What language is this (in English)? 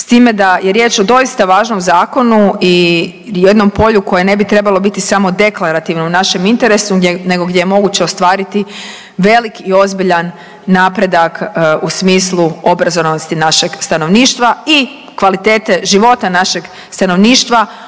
Croatian